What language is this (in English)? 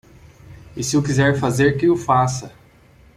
Portuguese